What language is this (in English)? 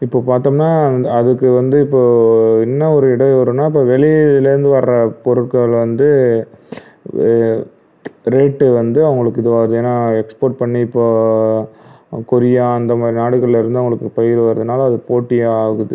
Tamil